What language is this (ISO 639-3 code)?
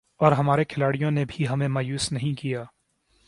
urd